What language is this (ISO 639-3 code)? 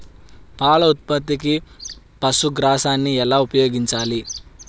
tel